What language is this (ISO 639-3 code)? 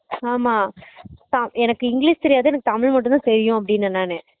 tam